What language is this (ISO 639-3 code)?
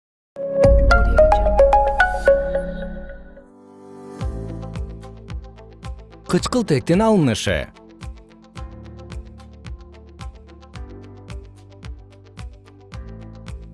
kir